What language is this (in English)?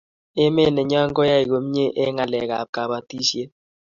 Kalenjin